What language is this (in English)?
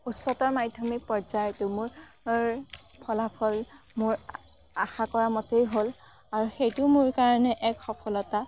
Assamese